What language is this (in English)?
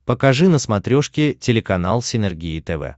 Russian